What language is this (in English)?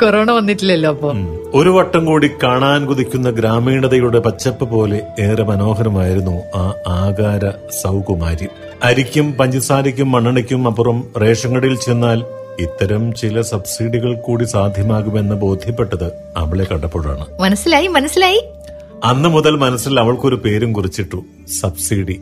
Malayalam